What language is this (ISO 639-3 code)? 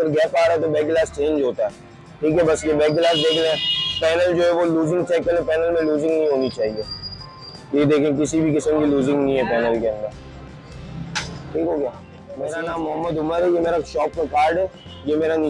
urd